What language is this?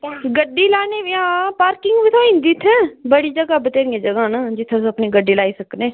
Dogri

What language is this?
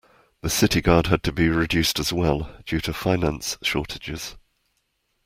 English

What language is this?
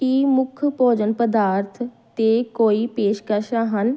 Punjabi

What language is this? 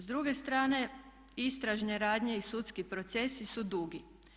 Croatian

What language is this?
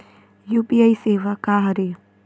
Chhattisgarhi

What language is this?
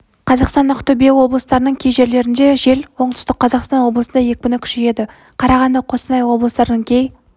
Kazakh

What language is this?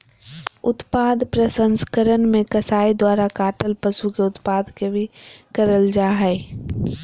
Magahi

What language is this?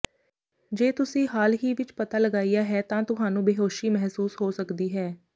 Punjabi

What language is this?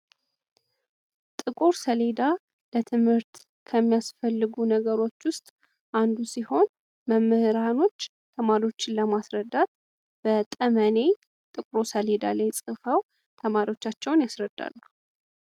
Amharic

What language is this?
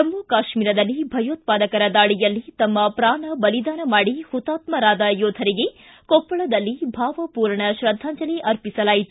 Kannada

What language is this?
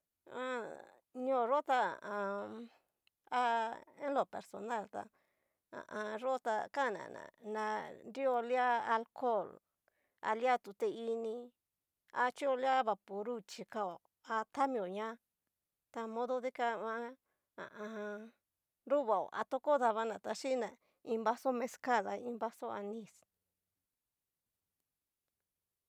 Cacaloxtepec Mixtec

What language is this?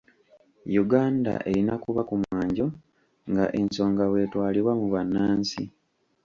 Ganda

